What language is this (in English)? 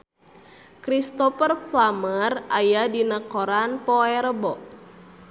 Sundanese